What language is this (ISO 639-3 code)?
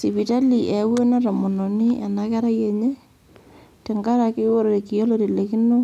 mas